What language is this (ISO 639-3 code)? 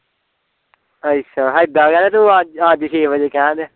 pan